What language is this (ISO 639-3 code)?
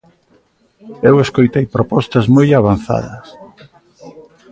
glg